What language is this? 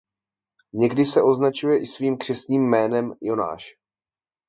Czech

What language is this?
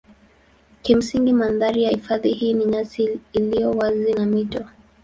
Swahili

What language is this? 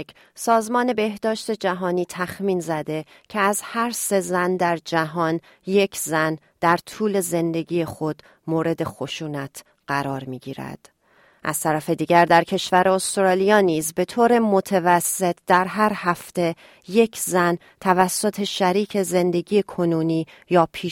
Persian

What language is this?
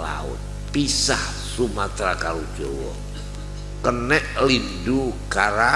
Indonesian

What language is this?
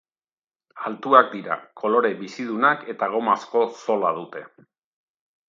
Basque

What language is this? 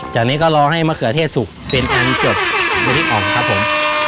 Thai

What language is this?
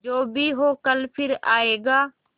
Hindi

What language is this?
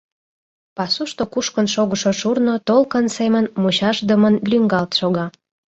Mari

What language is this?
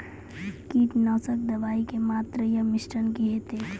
Maithili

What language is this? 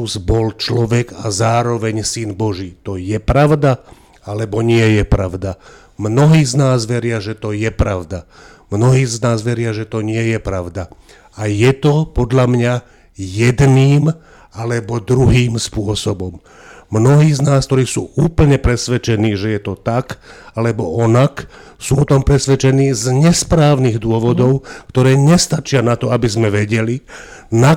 Slovak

